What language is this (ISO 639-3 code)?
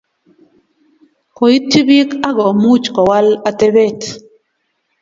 kln